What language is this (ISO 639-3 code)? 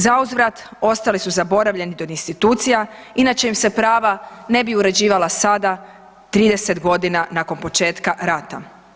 hrv